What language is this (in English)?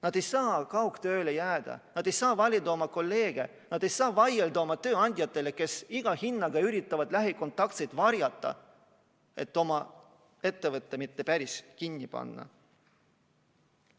Estonian